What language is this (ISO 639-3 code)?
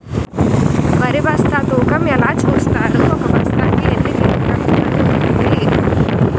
tel